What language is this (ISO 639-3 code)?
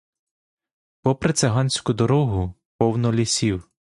ukr